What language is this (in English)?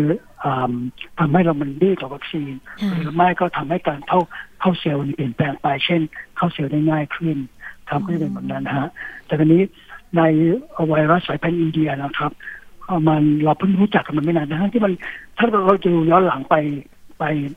Thai